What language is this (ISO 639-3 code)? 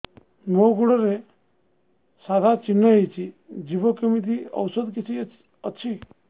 ori